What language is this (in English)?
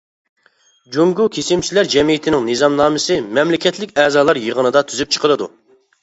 Uyghur